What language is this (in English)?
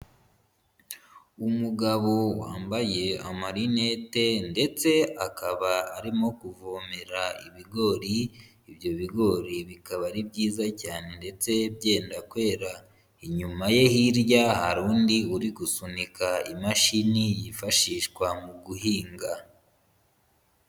Kinyarwanda